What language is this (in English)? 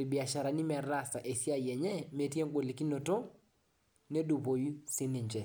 Masai